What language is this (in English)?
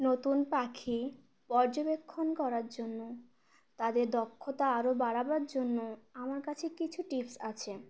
Bangla